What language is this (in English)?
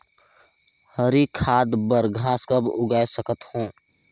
Chhattisgarhi